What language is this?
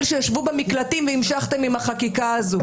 Hebrew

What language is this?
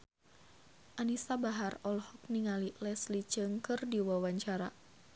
Sundanese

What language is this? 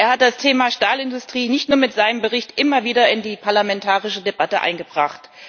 German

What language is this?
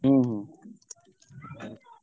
Odia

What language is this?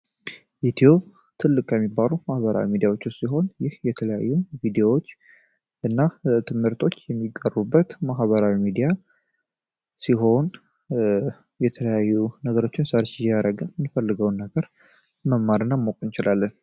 Amharic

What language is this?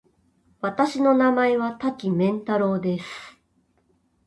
Japanese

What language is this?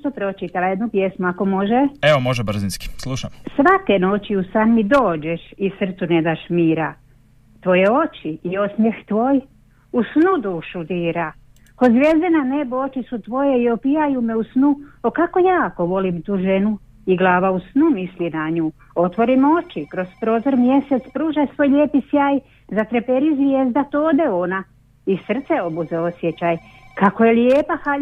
Croatian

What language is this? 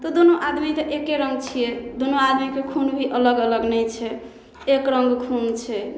Maithili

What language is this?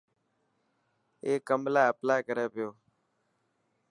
Dhatki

